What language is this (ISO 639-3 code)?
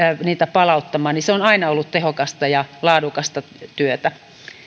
fin